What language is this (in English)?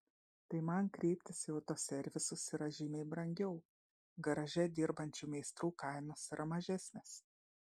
Lithuanian